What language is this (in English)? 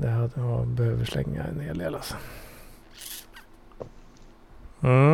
Swedish